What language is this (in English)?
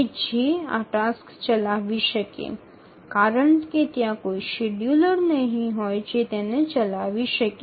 Bangla